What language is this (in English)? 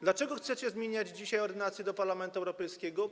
Polish